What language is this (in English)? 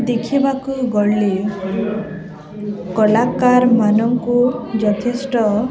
Odia